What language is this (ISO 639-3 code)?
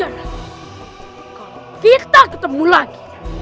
ind